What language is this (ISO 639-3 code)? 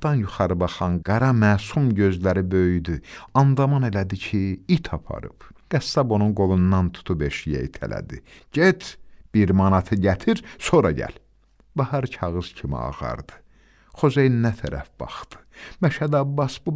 tur